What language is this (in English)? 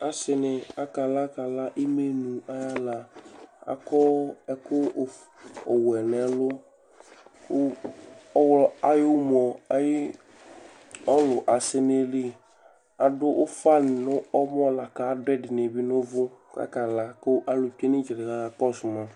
Ikposo